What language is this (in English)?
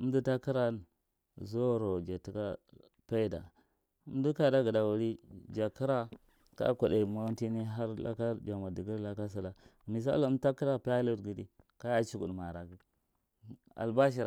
Marghi Central